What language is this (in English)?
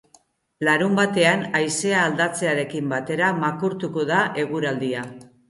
Basque